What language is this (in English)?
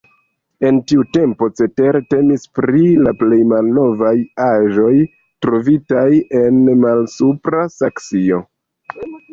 Esperanto